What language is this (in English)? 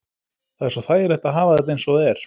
Icelandic